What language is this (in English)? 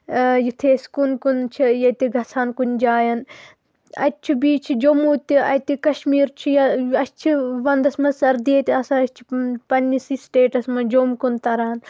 Kashmiri